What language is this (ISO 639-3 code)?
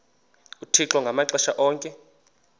xho